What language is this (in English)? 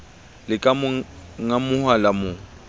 Southern Sotho